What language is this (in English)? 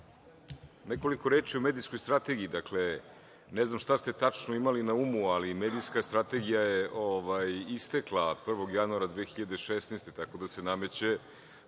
Serbian